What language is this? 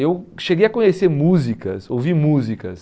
Portuguese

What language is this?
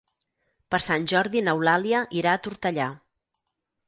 Catalan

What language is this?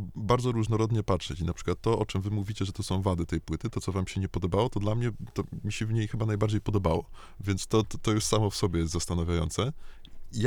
Polish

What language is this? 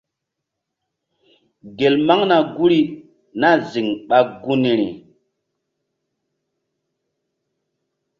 Mbum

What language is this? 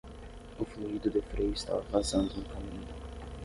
Portuguese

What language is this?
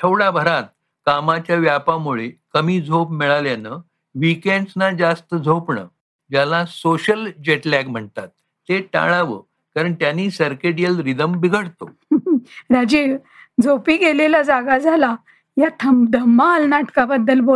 Marathi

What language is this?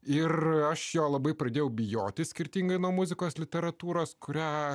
Lithuanian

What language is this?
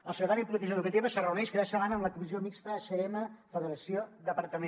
Catalan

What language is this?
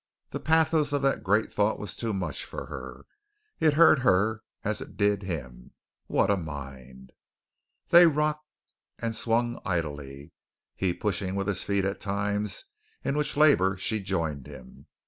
English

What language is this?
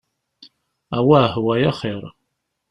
Kabyle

